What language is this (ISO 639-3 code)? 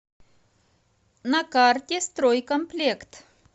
rus